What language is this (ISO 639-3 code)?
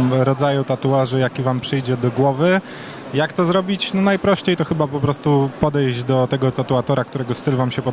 pol